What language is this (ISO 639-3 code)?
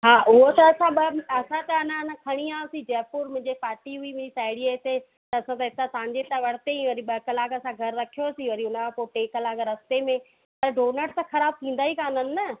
snd